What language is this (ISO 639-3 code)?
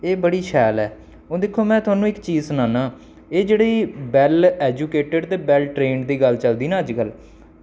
doi